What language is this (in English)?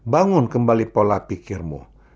Indonesian